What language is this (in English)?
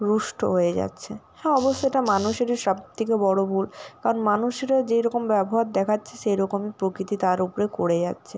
Bangla